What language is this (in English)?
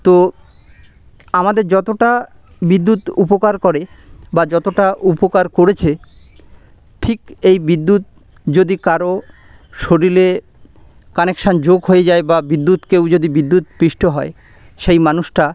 Bangla